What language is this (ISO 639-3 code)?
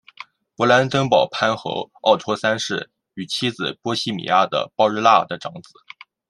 zho